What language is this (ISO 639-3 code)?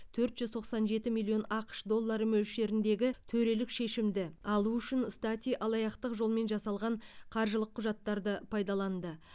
kaz